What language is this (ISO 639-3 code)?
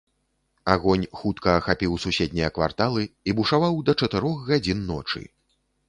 bel